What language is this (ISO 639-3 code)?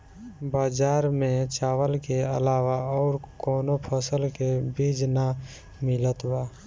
bho